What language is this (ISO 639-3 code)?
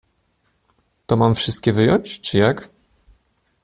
pol